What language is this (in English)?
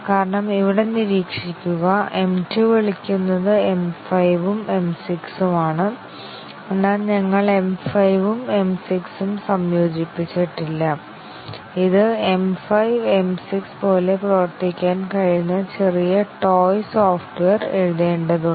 Malayalam